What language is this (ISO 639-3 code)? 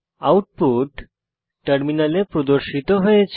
ben